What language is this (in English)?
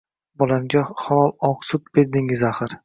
Uzbek